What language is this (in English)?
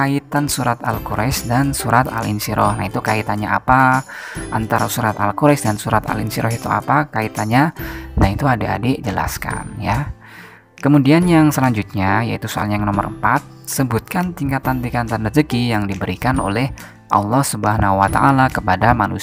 Indonesian